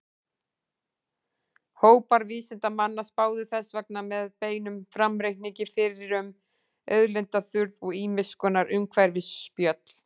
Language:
Icelandic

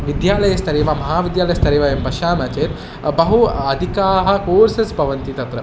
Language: Sanskrit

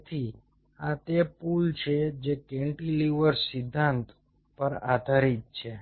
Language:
Gujarati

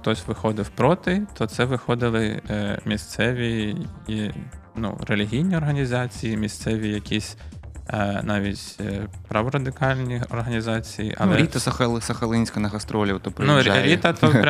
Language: Ukrainian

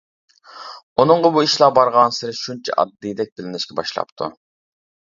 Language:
Uyghur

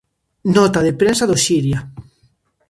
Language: Galician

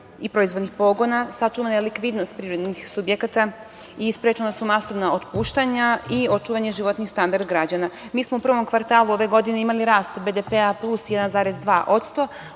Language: Serbian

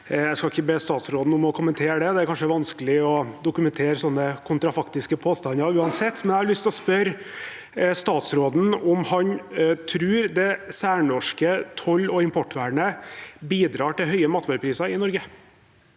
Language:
Norwegian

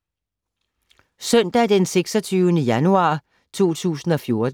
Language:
Danish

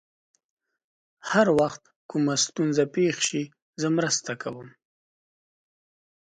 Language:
Pashto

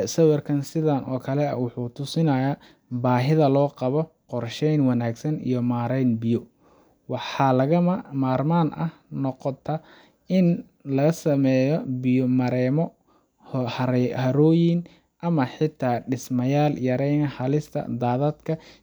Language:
Somali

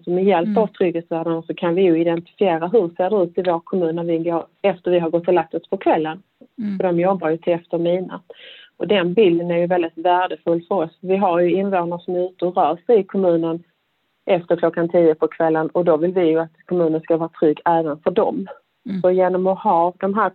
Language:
Swedish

